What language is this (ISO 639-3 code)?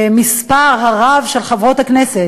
heb